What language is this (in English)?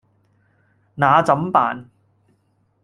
Cantonese